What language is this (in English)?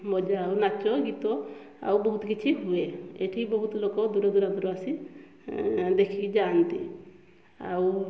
Odia